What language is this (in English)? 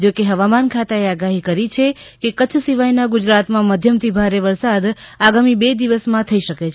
Gujarati